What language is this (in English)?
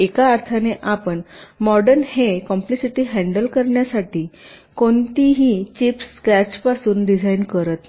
Marathi